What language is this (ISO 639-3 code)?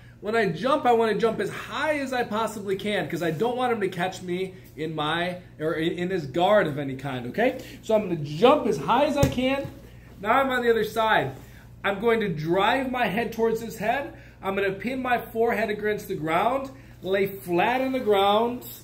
eng